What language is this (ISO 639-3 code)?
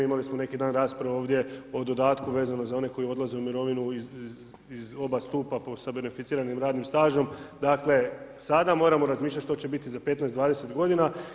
hrv